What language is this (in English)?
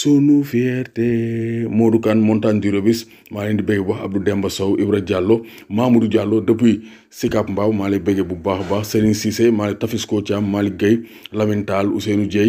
French